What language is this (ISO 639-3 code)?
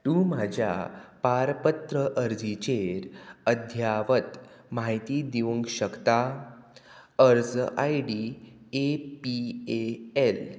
kok